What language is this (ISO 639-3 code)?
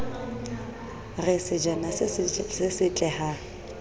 sot